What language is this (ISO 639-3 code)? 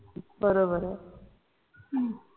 mar